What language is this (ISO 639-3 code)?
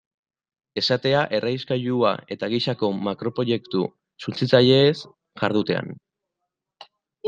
eus